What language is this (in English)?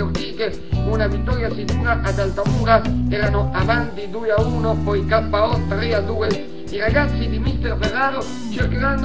Italian